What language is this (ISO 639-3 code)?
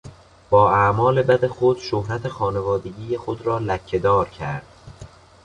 fas